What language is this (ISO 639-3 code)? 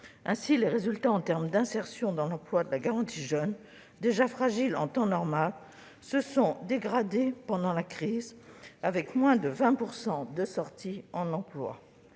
fra